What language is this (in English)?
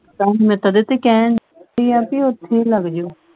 Punjabi